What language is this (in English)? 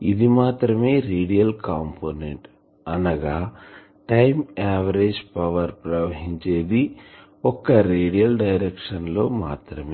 Telugu